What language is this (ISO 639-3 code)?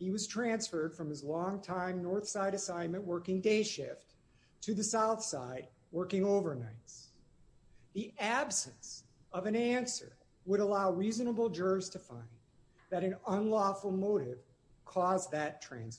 eng